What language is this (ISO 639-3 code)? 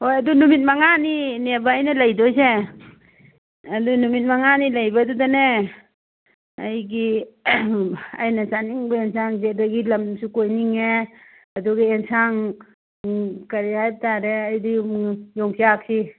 mni